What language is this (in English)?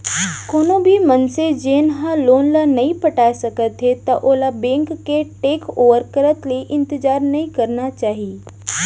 Chhattisgarhi